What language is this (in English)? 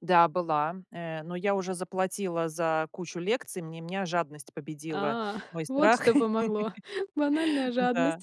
Russian